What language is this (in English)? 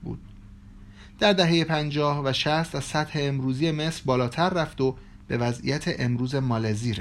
Persian